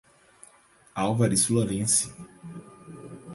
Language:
Portuguese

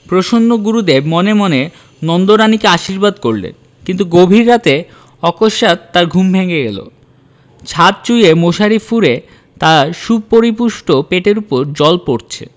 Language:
Bangla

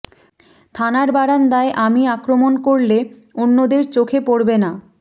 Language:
Bangla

